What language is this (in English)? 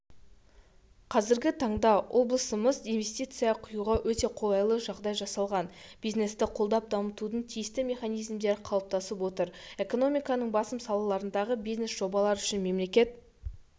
Kazakh